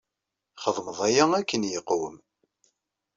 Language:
Kabyle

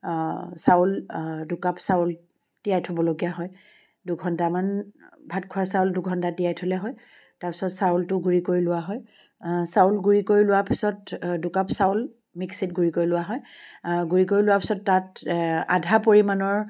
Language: Assamese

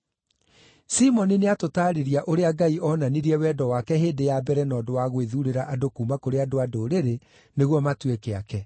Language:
Kikuyu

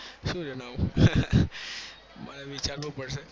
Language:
Gujarati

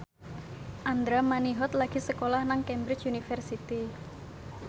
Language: Javanese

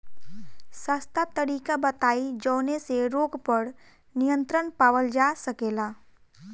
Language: Bhojpuri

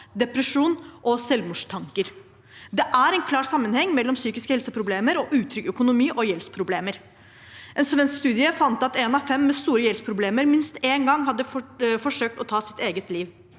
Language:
Norwegian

